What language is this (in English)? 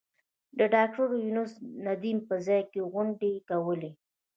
Pashto